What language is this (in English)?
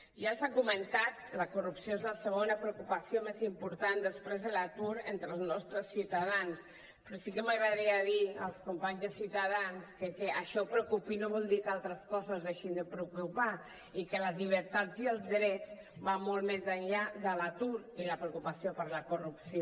Catalan